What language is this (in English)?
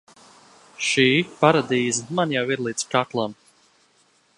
Latvian